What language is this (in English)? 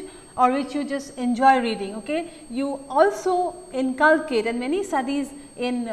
English